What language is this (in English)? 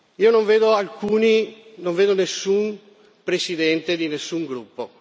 Italian